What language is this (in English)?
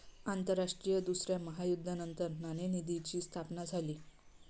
Marathi